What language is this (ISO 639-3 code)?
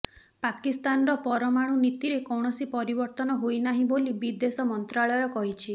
ori